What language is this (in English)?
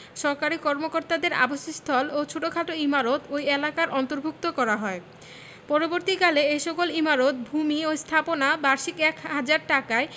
Bangla